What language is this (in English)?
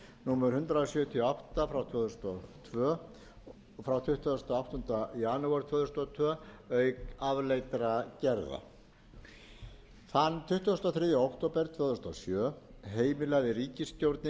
Icelandic